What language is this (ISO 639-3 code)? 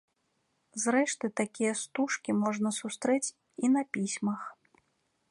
bel